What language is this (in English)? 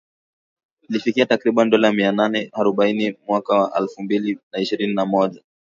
Swahili